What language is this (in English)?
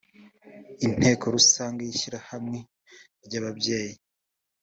Kinyarwanda